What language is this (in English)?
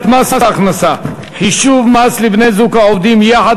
Hebrew